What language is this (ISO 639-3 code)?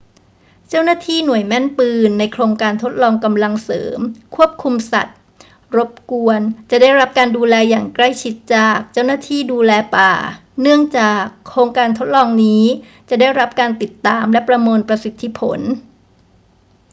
tha